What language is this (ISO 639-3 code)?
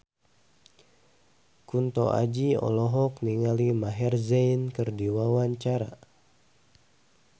sun